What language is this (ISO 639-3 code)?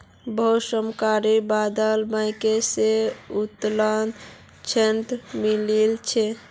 mag